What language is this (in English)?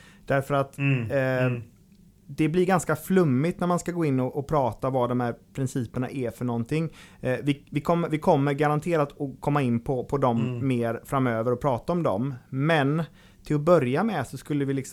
Swedish